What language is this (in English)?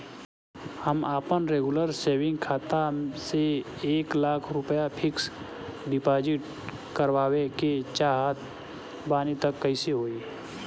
Bhojpuri